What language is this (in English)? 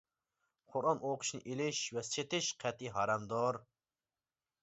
Uyghur